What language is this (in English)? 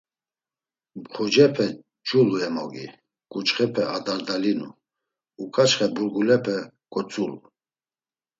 Laz